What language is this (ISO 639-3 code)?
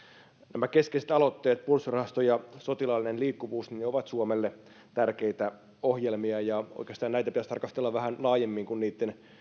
fin